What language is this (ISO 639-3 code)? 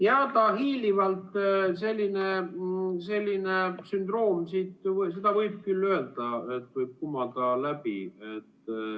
est